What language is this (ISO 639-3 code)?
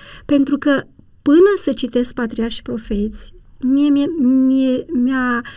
ron